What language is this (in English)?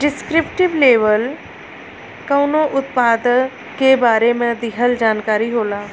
Bhojpuri